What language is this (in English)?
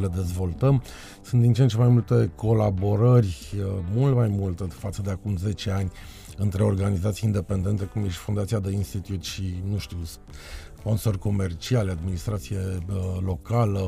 Romanian